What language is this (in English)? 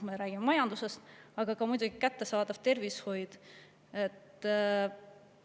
Estonian